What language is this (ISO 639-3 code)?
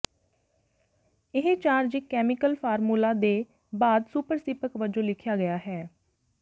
pan